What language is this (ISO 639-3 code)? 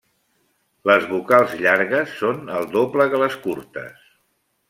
cat